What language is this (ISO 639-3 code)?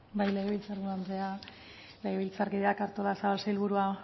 eus